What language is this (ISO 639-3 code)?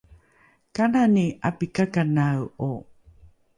dru